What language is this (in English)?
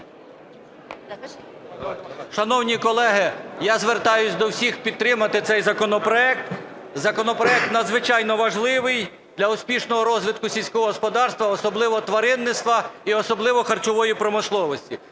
Ukrainian